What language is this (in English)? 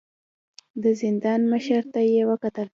Pashto